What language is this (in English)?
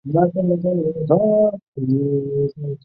Chinese